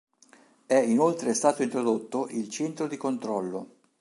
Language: Italian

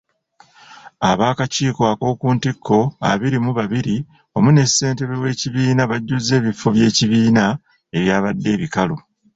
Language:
Ganda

